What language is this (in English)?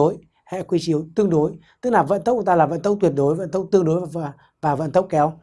Vietnamese